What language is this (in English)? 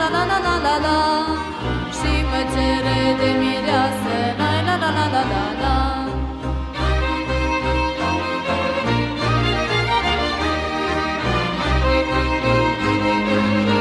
Romanian